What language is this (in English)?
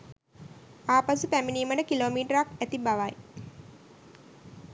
Sinhala